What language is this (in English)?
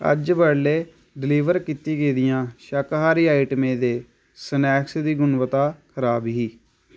Dogri